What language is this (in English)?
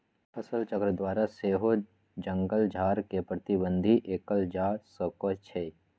Magahi